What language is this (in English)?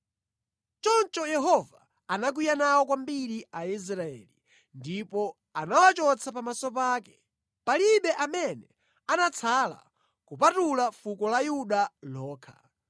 Nyanja